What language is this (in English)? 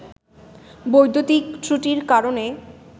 Bangla